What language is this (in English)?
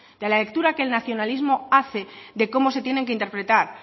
Spanish